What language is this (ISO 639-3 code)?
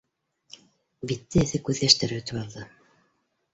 bak